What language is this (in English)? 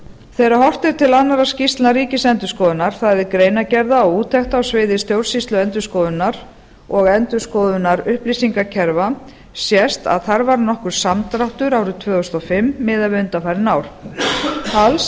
Icelandic